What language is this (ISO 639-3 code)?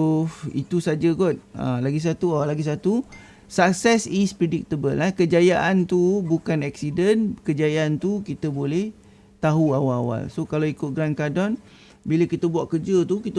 msa